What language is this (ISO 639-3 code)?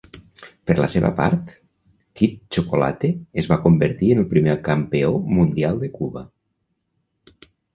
cat